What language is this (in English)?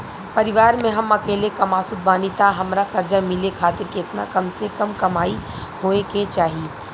Bhojpuri